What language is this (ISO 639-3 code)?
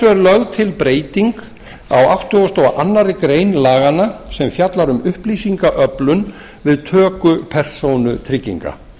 isl